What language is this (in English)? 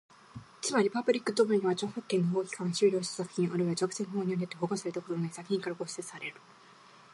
Japanese